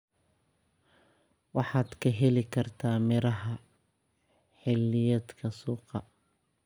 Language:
Somali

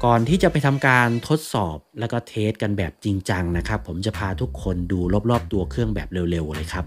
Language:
Thai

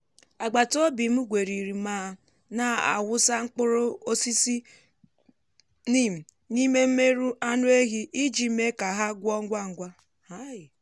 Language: Igbo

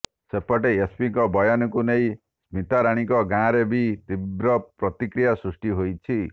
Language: Odia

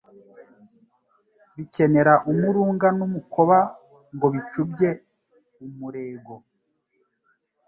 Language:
Kinyarwanda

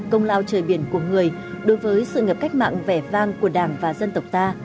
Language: Vietnamese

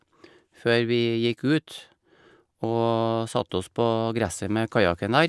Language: Norwegian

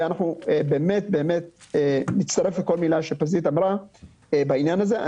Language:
Hebrew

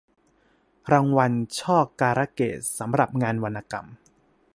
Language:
Thai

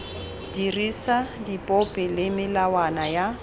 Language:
Tswana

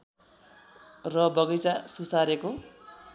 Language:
Nepali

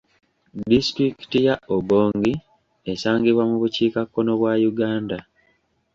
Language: Ganda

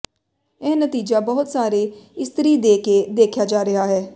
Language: Punjabi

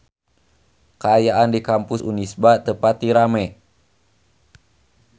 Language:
Sundanese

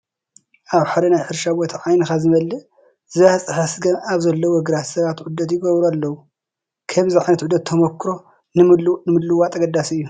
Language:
Tigrinya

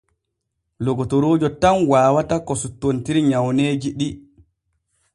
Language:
Borgu Fulfulde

